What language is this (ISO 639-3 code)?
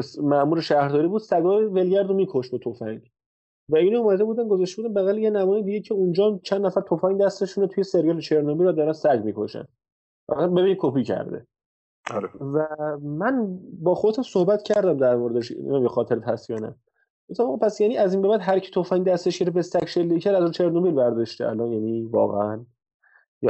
fas